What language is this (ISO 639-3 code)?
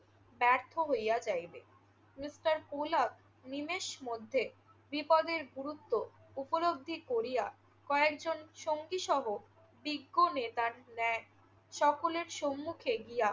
ben